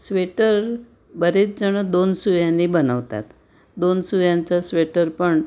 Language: Marathi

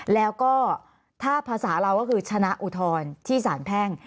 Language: Thai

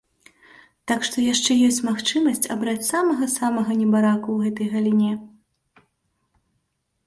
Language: Belarusian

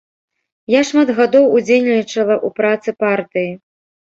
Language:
Belarusian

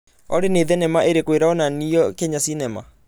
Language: Kikuyu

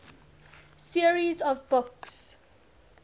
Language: English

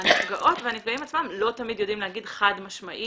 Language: Hebrew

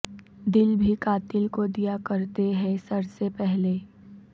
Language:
Urdu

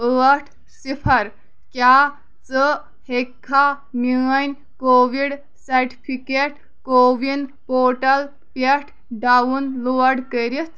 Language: Kashmiri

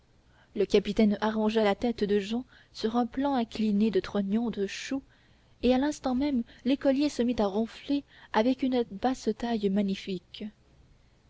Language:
French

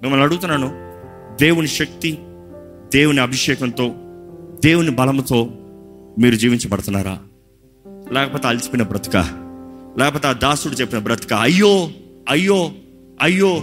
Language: Telugu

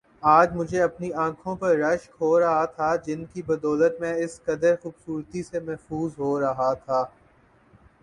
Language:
Urdu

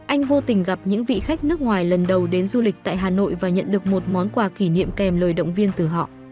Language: Vietnamese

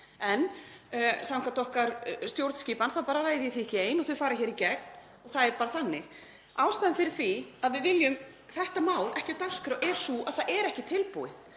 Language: Icelandic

